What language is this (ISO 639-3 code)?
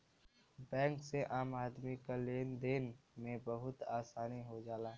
bho